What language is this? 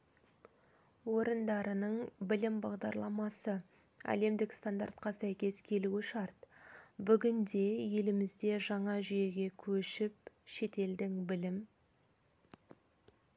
Kazakh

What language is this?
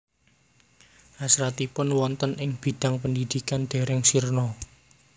Javanese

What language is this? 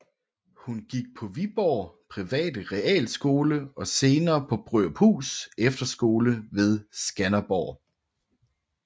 Danish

